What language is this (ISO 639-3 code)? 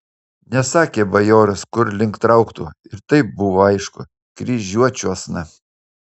lit